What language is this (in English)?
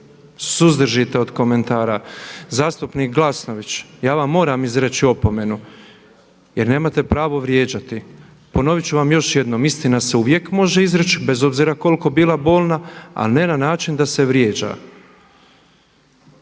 Croatian